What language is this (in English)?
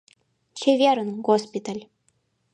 Mari